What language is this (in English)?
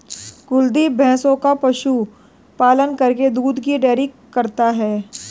Hindi